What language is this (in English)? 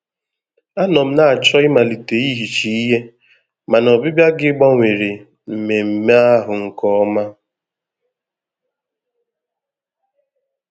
Igbo